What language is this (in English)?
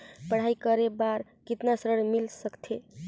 Chhattisgarhi